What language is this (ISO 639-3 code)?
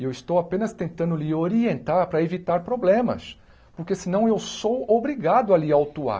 por